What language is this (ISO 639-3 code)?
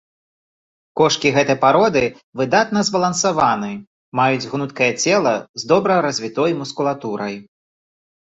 bel